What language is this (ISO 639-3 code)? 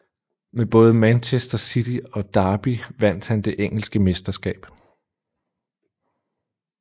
dan